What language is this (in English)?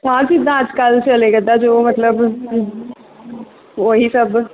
Punjabi